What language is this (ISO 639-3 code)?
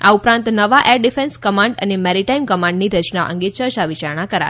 guj